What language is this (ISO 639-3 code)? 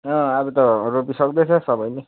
nep